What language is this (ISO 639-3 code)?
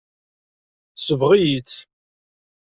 kab